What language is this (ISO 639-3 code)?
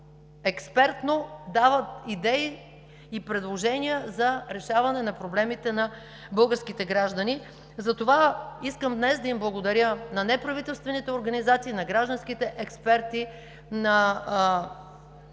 bul